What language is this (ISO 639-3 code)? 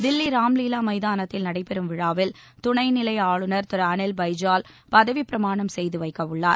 tam